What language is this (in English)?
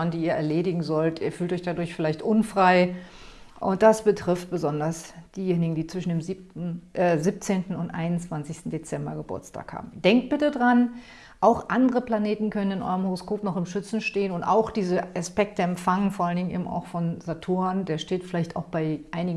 German